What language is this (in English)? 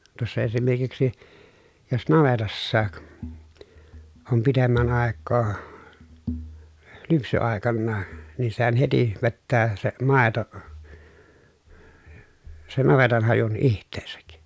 Finnish